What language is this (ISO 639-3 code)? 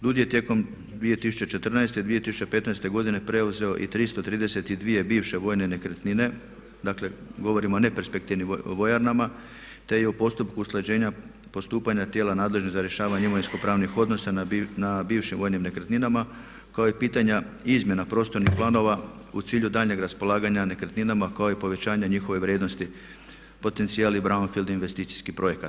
hrv